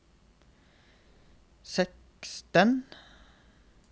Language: Norwegian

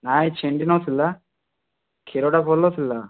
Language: Odia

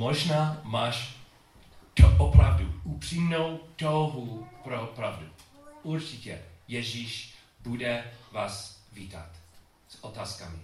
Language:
Czech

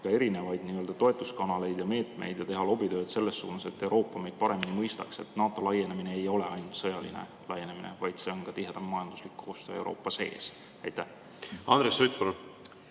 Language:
Estonian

